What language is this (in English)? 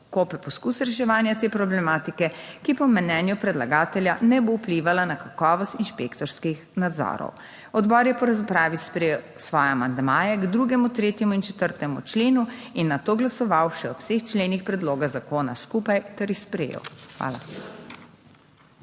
Slovenian